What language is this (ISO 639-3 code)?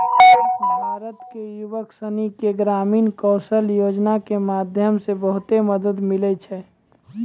mai